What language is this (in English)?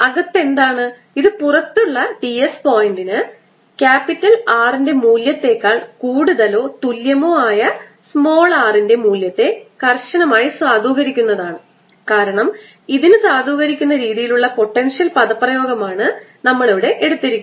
Malayalam